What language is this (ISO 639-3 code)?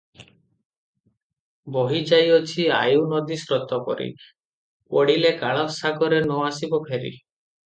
ori